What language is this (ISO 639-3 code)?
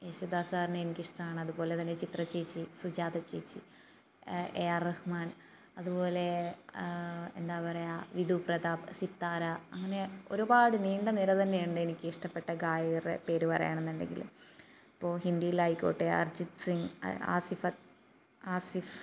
mal